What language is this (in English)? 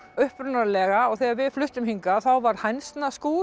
Icelandic